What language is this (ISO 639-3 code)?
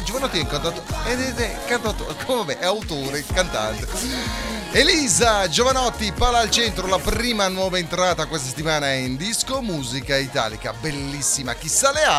ita